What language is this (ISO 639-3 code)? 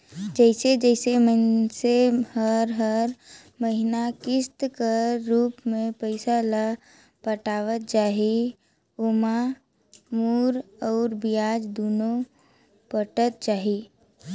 hne